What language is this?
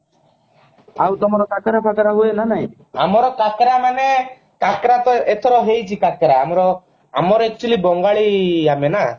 Odia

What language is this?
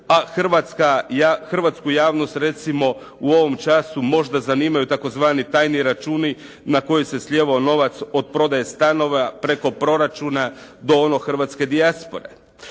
Croatian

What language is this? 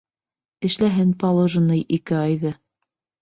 Bashkir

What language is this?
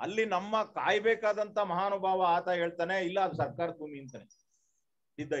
Hindi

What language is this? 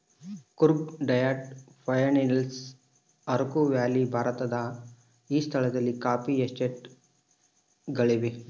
Kannada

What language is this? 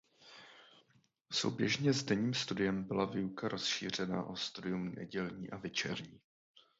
Czech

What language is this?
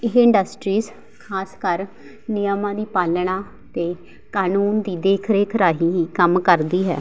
Punjabi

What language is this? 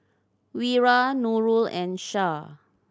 English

